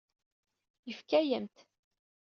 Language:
Kabyle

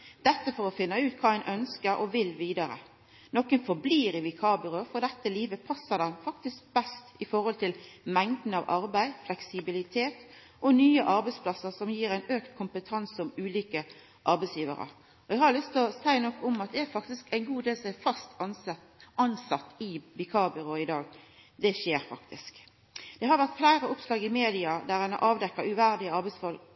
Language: Norwegian Nynorsk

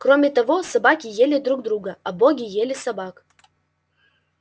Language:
Russian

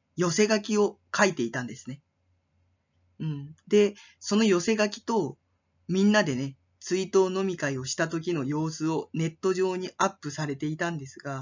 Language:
Japanese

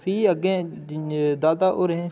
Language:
Dogri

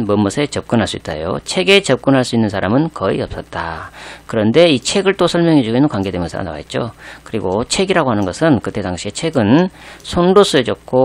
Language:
Korean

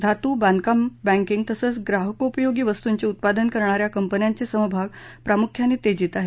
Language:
Marathi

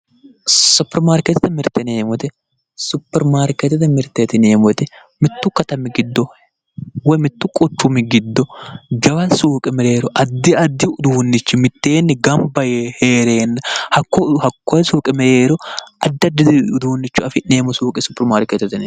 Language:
Sidamo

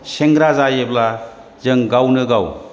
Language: Bodo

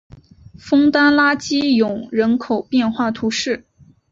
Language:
Chinese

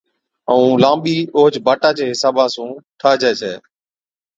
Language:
Od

